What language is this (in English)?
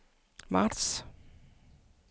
Danish